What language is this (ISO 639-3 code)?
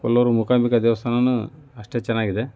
kan